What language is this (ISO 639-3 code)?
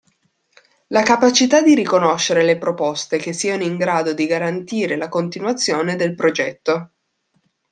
ita